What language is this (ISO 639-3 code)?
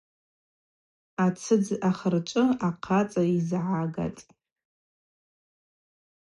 abq